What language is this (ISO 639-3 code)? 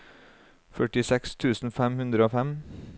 nor